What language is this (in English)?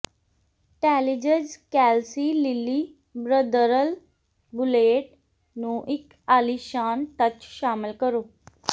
Punjabi